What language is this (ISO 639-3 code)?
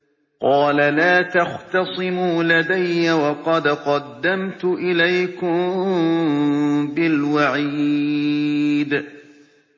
ara